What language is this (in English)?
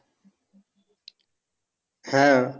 Bangla